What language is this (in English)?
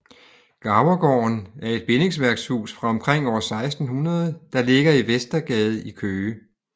Danish